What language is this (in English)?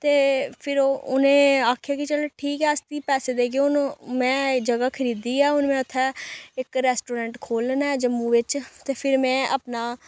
Dogri